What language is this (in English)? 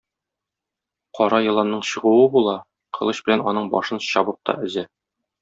Tatar